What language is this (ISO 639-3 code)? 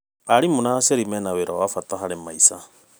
kik